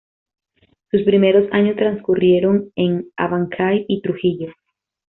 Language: Spanish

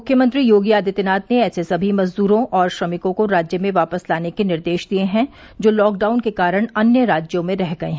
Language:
Hindi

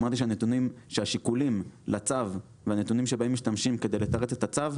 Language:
Hebrew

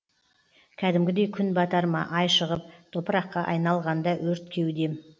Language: Kazakh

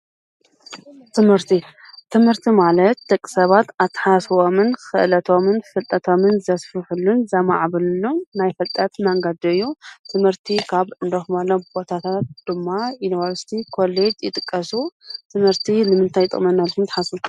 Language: Tigrinya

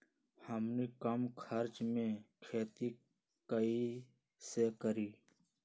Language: Magahi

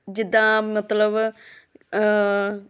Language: Punjabi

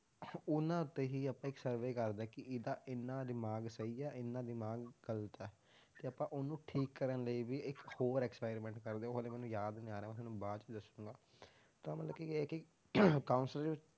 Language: Punjabi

